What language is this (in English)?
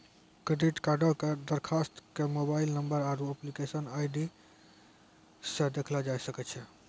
Maithili